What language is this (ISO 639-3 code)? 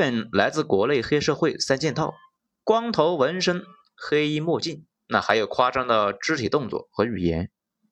zho